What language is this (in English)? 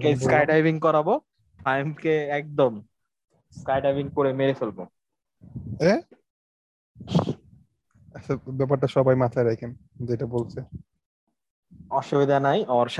Bangla